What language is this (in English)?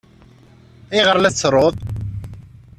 Kabyle